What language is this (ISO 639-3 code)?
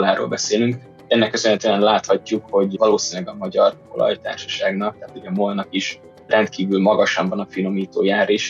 hun